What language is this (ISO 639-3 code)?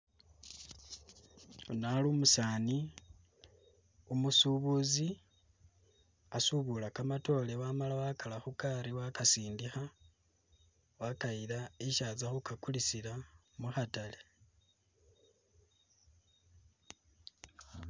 myx